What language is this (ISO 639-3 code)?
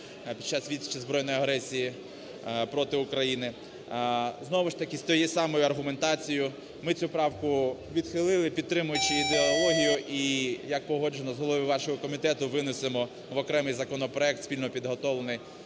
ukr